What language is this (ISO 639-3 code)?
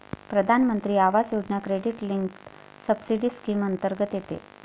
mar